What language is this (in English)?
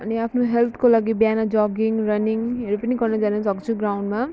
Nepali